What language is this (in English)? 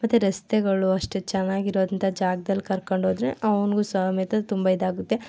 Kannada